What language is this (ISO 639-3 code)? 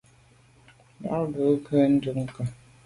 byv